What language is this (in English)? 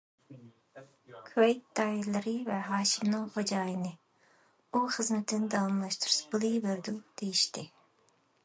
Uyghur